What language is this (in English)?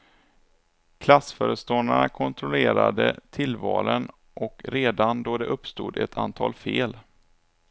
Swedish